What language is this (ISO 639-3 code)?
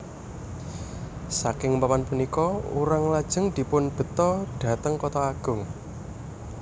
jav